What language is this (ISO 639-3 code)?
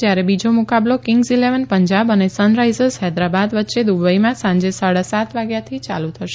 guj